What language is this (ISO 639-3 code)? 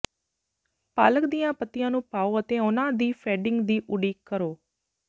pan